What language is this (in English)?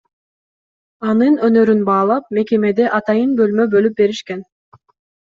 Kyrgyz